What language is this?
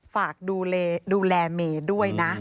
Thai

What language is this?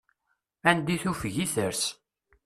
Kabyle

